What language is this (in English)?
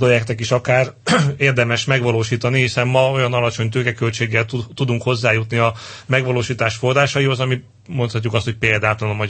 Hungarian